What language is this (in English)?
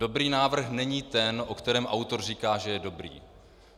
Czech